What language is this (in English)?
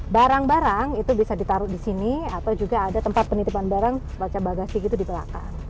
Indonesian